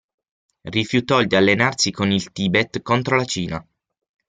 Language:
Italian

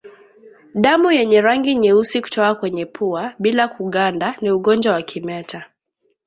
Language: Swahili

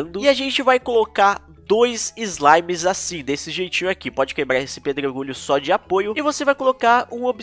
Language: Portuguese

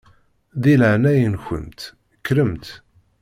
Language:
Kabyle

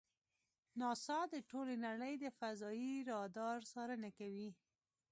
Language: Pashto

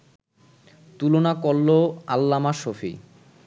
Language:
Bangla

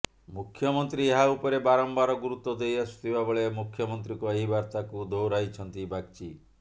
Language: Odia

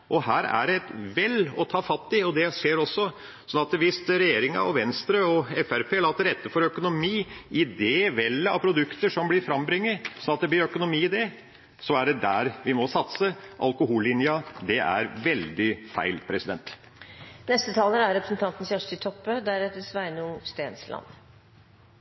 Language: Norwegian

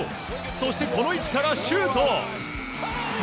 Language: Japanese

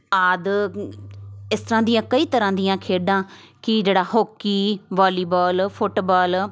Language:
Punjabi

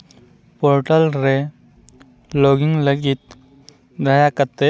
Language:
Santali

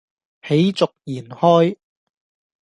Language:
Cantonese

